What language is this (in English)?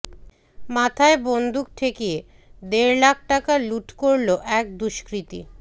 Bangla